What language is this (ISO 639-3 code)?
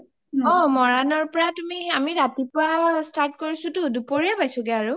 asm